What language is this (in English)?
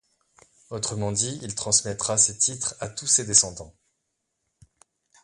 French